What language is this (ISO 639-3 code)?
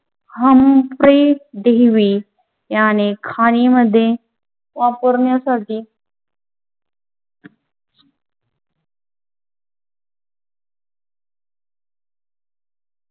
mar